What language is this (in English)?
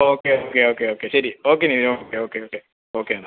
Malayalam